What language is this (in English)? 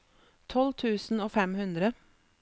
Norwegian